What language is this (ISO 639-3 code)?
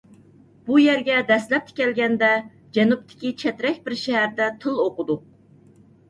uig